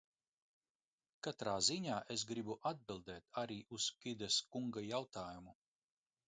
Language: Latvian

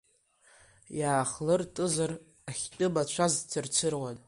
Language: Abkhazian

